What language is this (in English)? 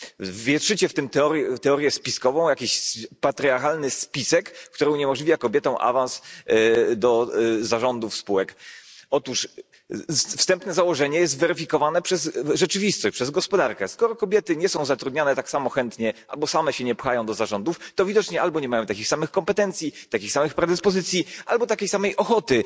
Polish